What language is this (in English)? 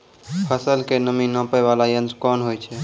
Maithili